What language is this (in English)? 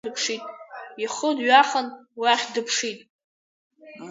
Abkhazian